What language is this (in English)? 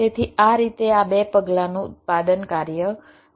Gujarati